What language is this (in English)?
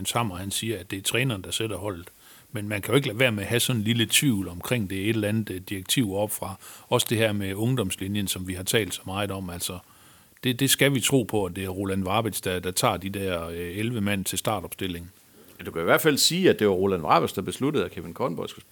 Danish